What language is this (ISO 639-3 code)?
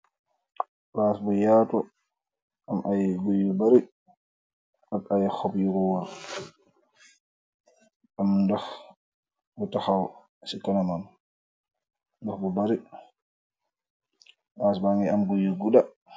wol